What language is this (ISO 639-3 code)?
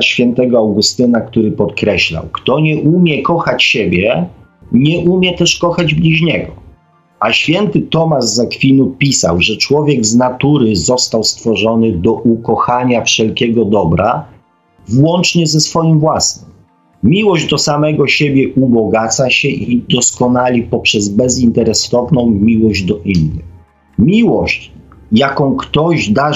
pol